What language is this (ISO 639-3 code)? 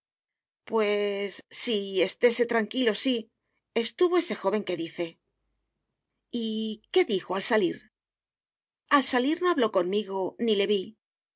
spa